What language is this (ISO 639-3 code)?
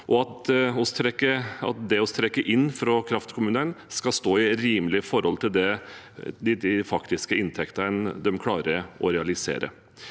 nor